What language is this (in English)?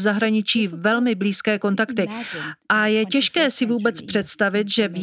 Czech